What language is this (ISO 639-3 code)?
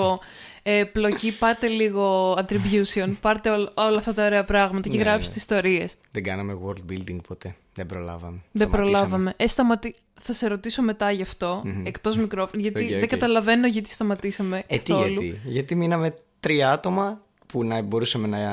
ell